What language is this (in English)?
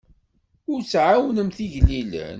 Kabyle